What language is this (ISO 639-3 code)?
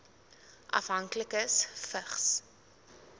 afr